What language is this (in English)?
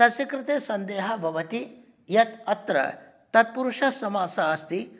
Sanskrit